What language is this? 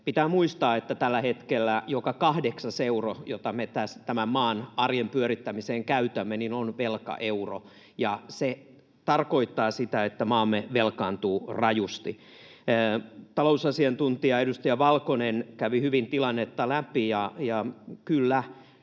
Finnish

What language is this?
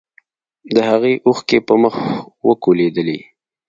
Pashto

